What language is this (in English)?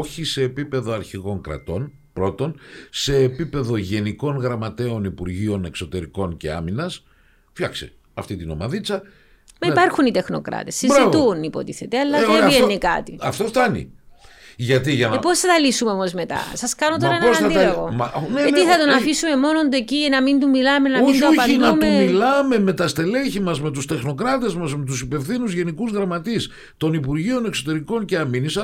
Greek